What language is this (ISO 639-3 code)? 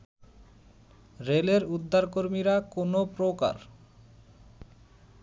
ben